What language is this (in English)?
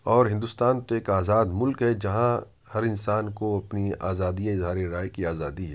Urdu